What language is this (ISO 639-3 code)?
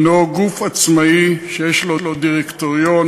heb